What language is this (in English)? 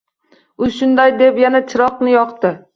Uzbek